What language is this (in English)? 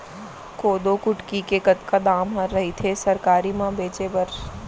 Chhattisgarhi